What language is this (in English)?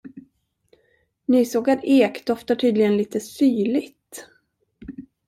Swedish